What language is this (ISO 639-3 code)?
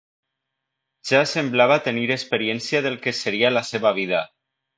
cat